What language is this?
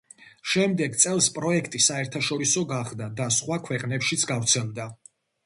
Georgian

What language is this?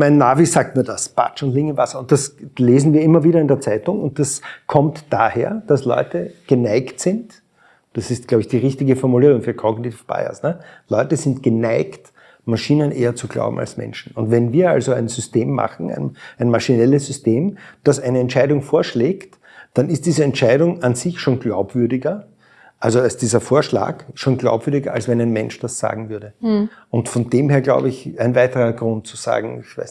German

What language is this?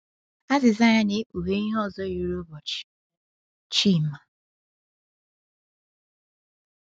Igbo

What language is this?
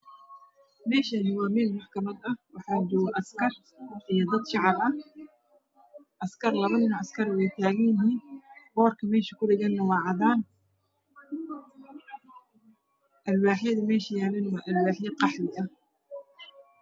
Somali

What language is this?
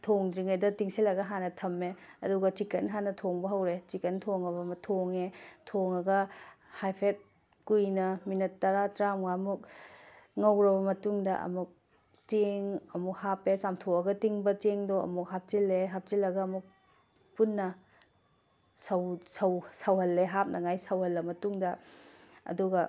Manipuri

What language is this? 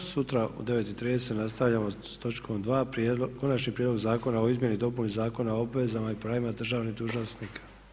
Croatian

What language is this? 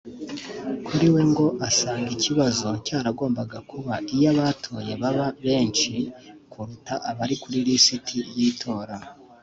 Kinyarwanda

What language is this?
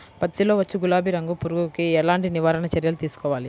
Telugu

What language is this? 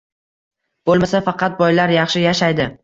Uzbek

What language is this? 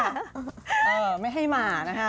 Thai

